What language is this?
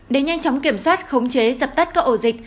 Vietnamese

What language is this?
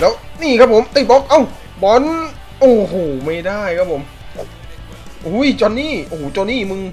Thai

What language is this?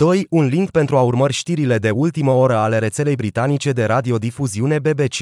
Romanian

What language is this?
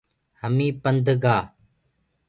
Gurgula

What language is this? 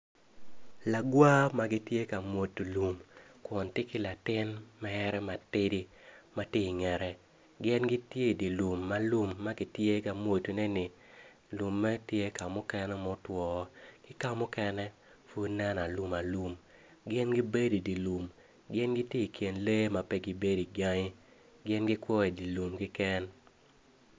Acoli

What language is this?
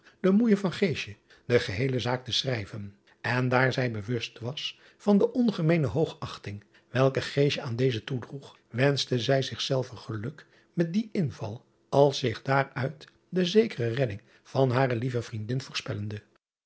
Dutch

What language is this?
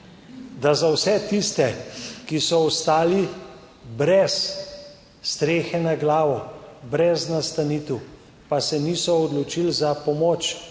Slovenian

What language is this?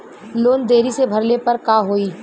Bhojpuri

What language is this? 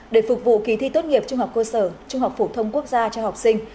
Vietnamese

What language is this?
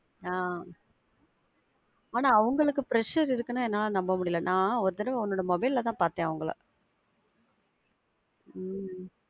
Tamil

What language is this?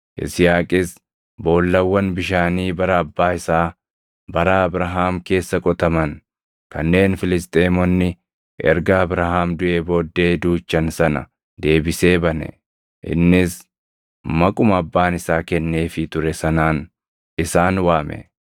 Oromo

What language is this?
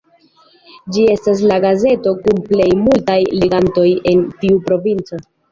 Esperanto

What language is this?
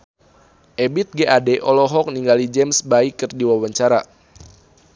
Sundanese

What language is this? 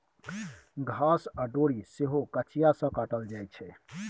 Maithili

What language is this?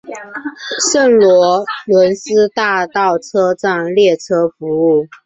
Chinese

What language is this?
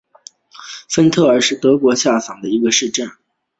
Chinese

